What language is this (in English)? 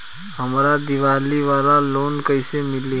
Bhojpuri